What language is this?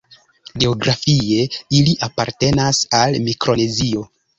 Esperanto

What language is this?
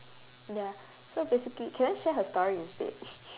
English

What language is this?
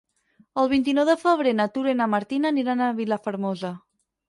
Catalan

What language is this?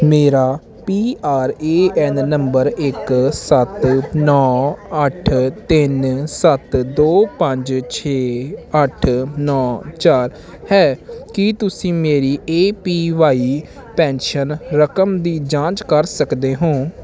Punjabi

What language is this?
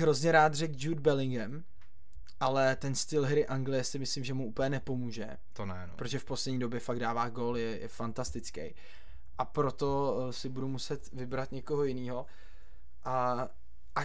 Czech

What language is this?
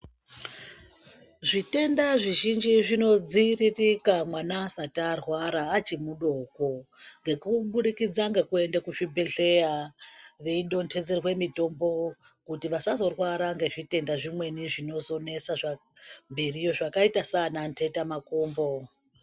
Ndau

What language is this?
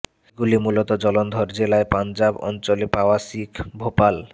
Bangla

